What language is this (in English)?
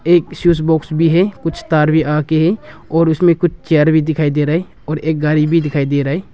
Hindi